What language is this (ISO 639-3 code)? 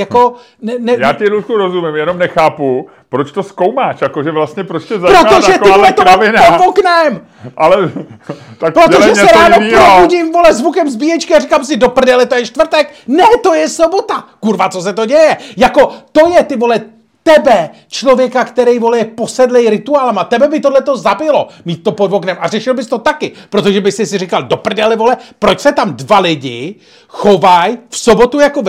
ces